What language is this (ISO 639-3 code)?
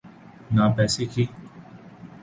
urd